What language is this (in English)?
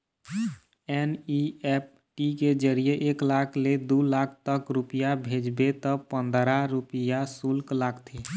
Chhattisgarhi